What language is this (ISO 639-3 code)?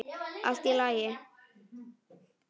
isl